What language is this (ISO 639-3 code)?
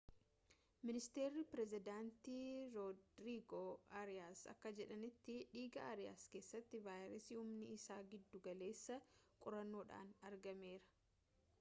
orm